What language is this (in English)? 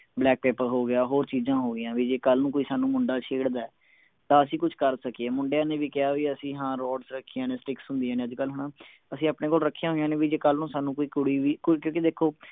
Punjabi